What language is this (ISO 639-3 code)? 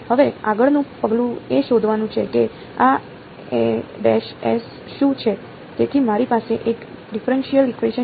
guj